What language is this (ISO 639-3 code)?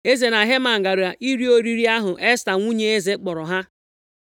ibo